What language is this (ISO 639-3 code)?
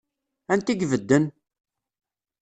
kab